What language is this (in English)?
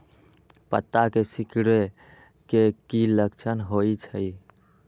Magahi